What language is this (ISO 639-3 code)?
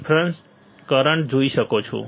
guj